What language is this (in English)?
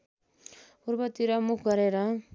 Nepali